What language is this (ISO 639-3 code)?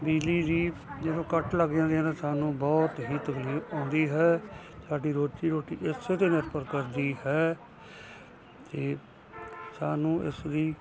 pan